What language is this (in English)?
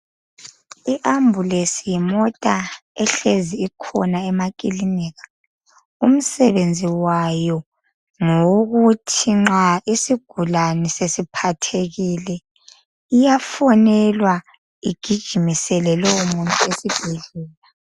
North Ndebele